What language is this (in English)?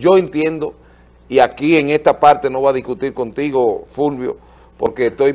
Spanish